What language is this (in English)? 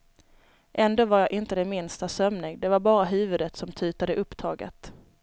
Swedish